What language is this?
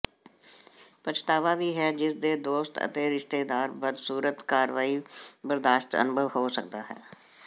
Punjabi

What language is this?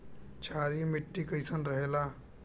Bhojpuri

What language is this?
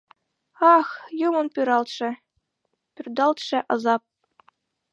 Mari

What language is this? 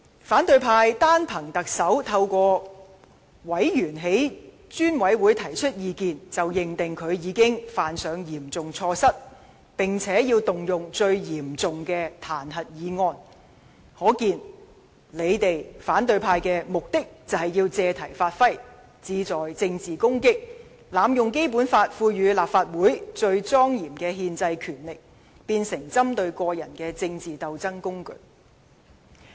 Cantonese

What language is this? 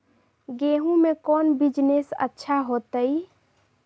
Magahi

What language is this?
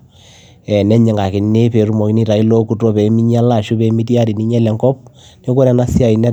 Masai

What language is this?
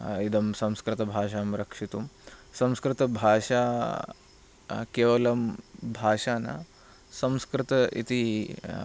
Sanskrit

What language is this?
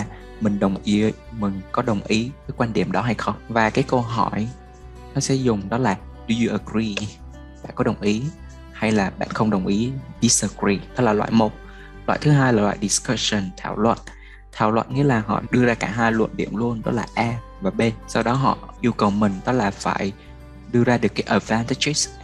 Vietnamese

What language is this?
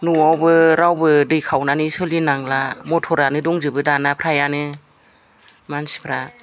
Bodo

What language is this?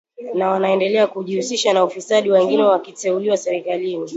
Swahili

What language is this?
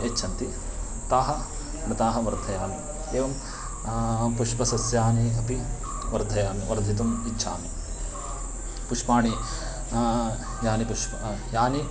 Sanskrit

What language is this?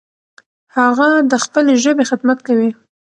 Pashto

